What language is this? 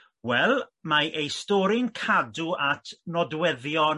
Welsh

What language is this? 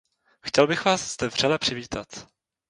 Czech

